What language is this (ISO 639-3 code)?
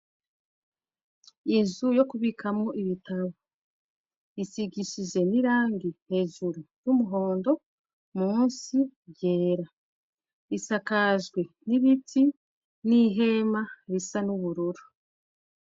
run